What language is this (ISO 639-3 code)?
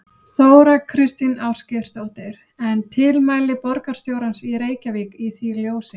isl